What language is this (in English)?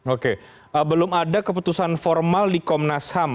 Indonesian